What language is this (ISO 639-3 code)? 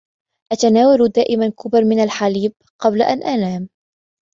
ara